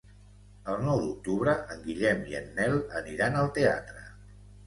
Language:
Catalan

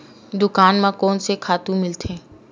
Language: Chhattisgarhi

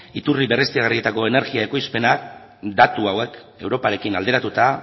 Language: Basque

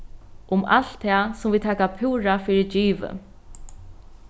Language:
Faroese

